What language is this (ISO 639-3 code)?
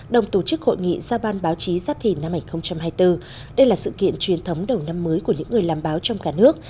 vie